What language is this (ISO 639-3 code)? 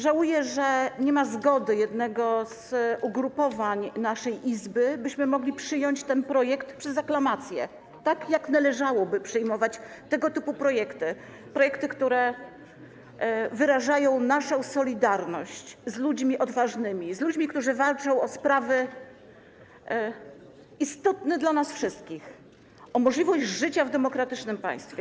pol